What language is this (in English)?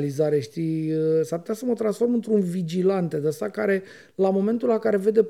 Romanian